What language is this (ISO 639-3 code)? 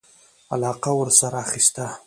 pus